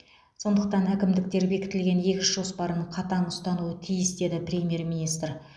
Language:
Kazakh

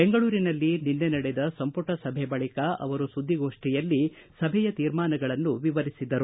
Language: Kannada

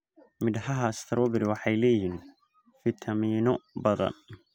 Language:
Somali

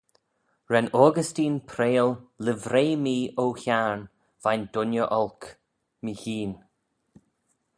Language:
Manx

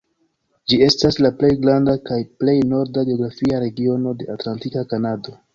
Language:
Esperanto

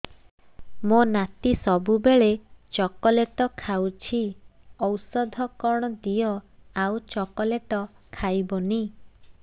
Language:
Odia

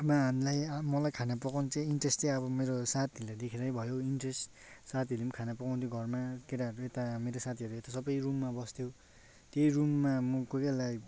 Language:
Nepali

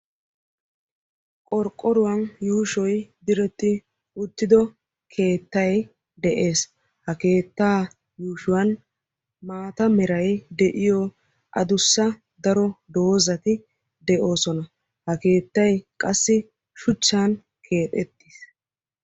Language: Wolaytta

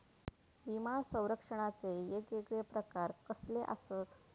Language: Marathi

